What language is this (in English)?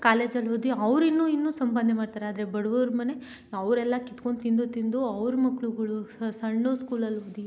Kannada